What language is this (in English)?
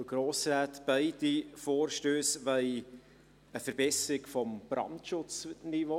Swiss German